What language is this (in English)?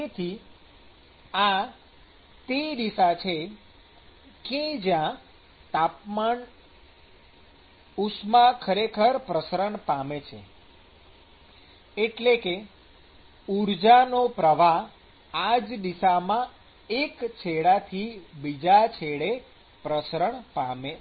Gujarati